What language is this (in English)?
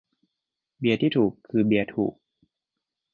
Thai